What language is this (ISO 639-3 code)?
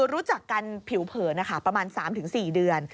tha